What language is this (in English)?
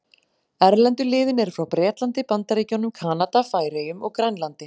Icelandic